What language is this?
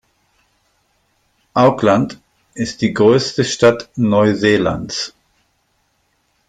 German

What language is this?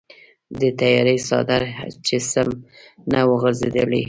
Pashto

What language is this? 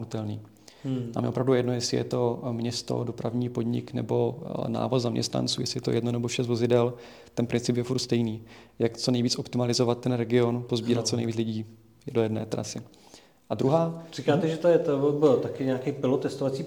Czech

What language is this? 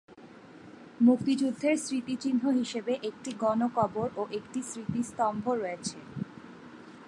Bangla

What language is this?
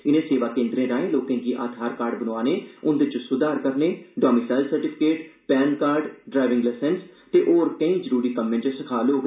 Dogri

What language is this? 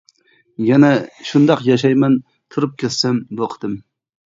Uyghur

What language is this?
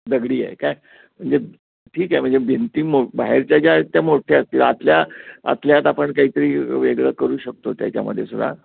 Marathi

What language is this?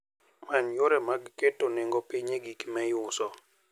Luo (Kenya and Tanzania)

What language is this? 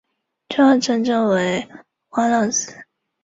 Chinese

